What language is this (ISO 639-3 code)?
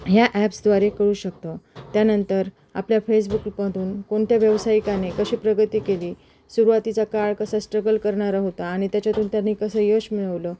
mar